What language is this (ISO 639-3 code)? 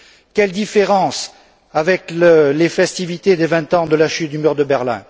fra